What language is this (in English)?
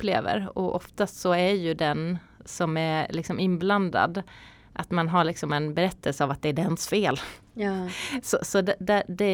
Swedish